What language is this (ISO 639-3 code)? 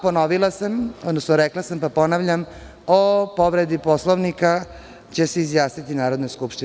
srp